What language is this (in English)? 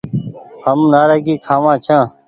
Goaria